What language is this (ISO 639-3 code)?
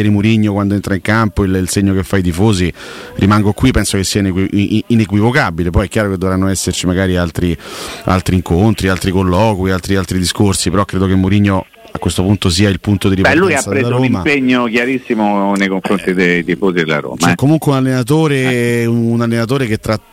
ita